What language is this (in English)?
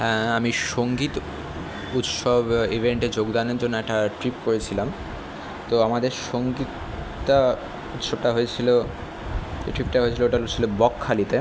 Bangla